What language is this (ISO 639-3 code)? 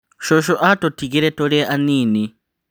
kik